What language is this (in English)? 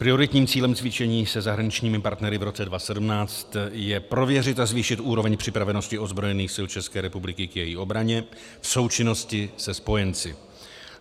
Czech